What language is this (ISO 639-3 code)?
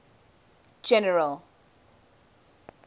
eng